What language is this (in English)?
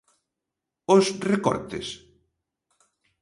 Galician